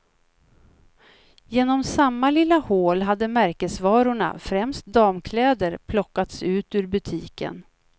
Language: Swedish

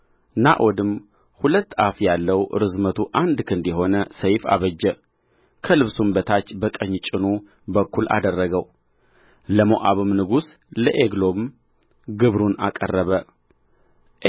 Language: Amharic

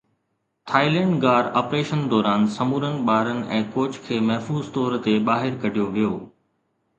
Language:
Sindhi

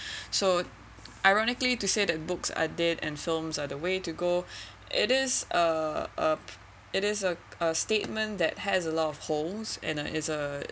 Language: English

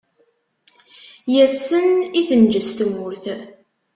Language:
Kabyle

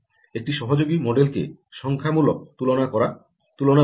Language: Bangla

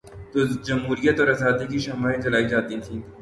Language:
Urdu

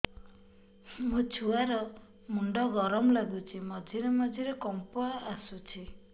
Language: Odia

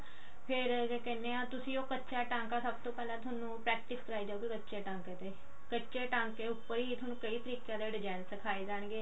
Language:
Punjabi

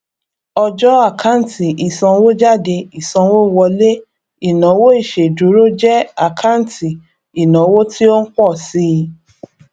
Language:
Yoruba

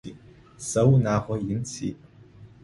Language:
Adyghe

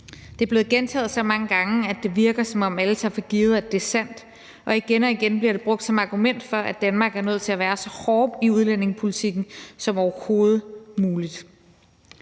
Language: Danish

